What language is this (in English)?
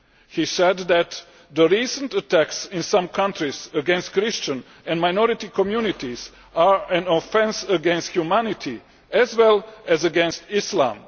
English